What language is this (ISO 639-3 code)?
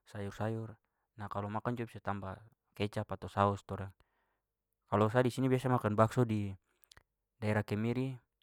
pmy